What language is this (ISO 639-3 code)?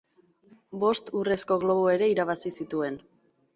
eus